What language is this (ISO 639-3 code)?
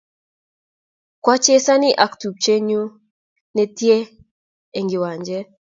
kln